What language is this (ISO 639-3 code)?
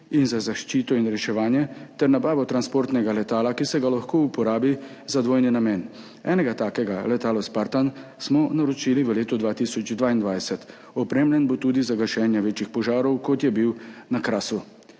slv